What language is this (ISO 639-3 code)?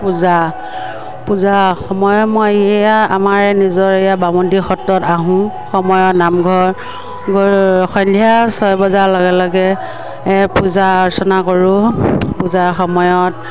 asm